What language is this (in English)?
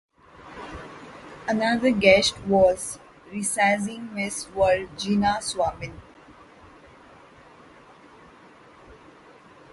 English